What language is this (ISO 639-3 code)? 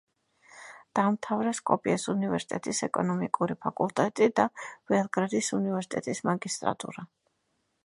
kat